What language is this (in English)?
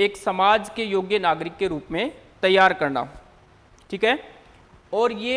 Hindi